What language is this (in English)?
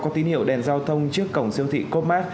Vietnamese